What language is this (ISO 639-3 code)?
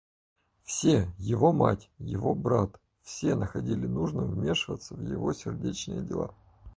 rus